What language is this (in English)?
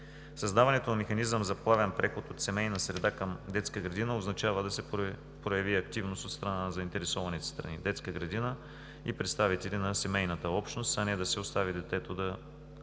Bulgarian